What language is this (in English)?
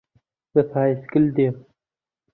Central Kurdish